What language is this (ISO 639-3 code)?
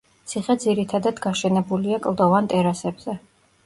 kat